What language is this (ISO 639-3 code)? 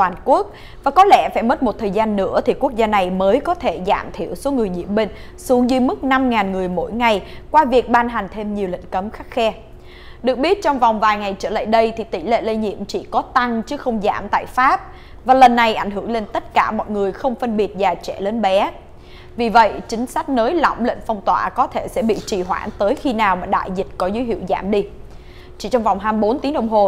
vie